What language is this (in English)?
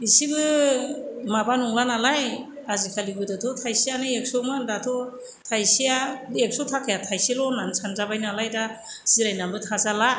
Bodo